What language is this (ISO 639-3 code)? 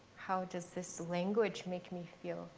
eng